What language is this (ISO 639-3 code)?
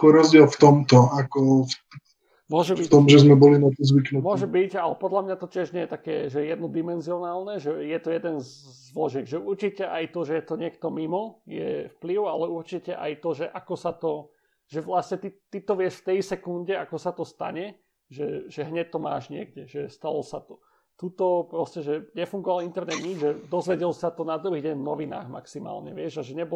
slk